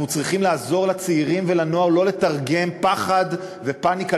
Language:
Hebrew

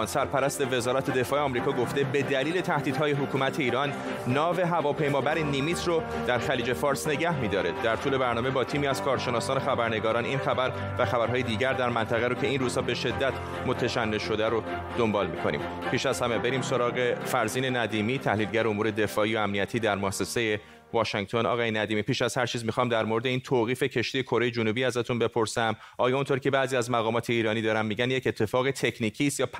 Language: Persian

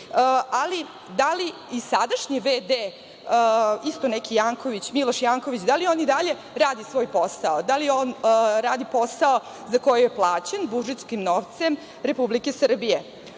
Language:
Serbian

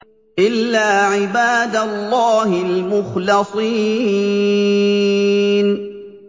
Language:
Arabic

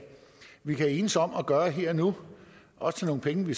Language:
Danish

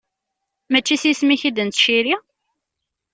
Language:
Kabyle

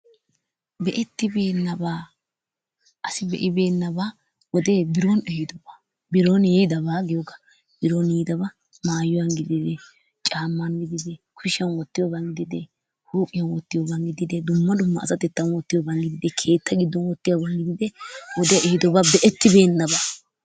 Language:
Wolaytta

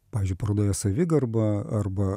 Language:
Lithuanian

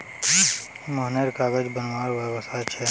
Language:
Magahi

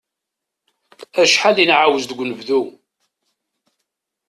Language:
Kabyle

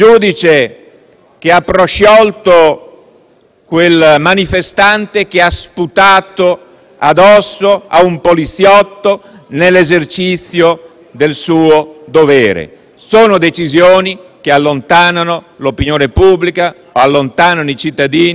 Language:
Italian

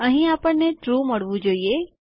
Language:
Gujarati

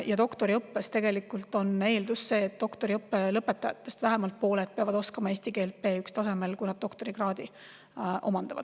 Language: Estonian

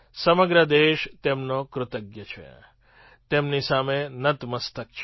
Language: Gujarati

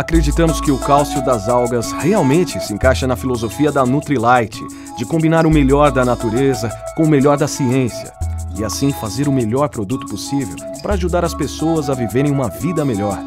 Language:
Portuguese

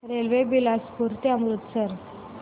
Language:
Marathi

